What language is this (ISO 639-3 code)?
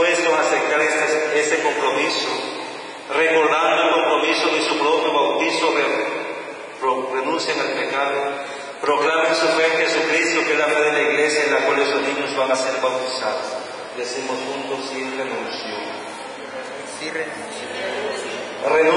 spa